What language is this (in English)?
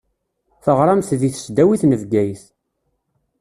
Kabyle